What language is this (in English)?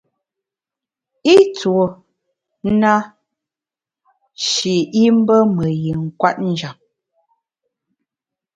Bamun